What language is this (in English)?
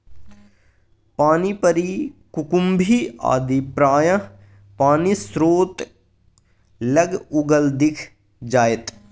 Maithili